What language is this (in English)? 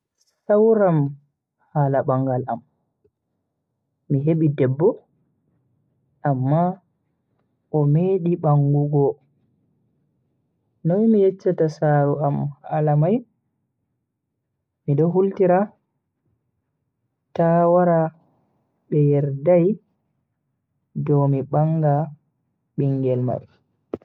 Bagirmi Fulfulde